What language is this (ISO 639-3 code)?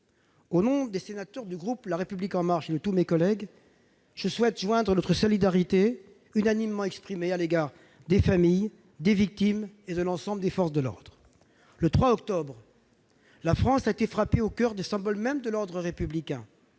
fra